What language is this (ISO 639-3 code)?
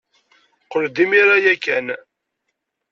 kab